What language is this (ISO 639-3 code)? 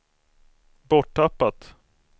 swe